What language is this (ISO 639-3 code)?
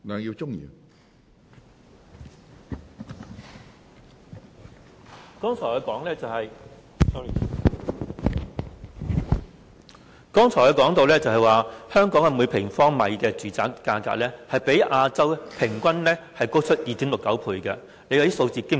yue